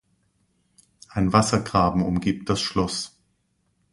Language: German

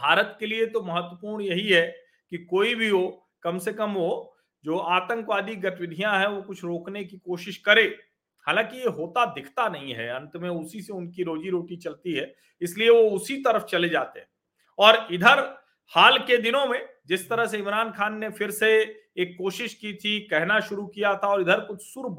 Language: Hindi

